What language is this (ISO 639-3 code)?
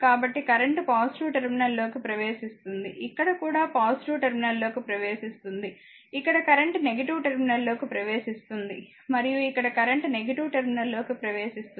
tel